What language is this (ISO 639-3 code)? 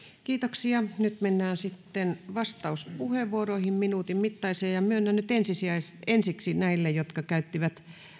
fin